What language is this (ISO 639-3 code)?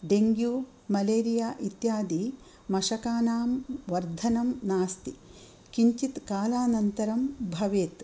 san